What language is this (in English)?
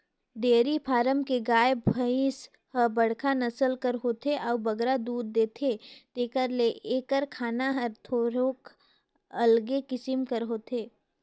Chhattisgarhi